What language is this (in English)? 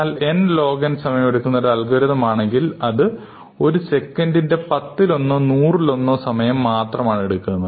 Malayalam